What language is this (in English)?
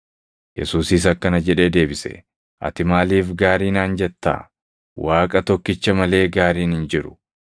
Oromo